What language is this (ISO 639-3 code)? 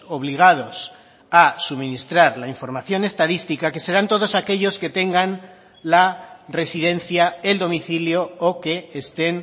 spa